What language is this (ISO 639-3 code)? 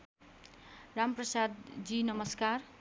nep